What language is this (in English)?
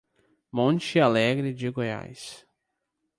Portuguese